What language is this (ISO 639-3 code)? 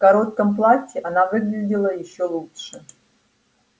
rus